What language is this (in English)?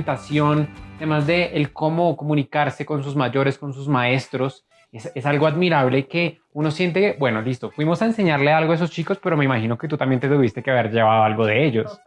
Spanish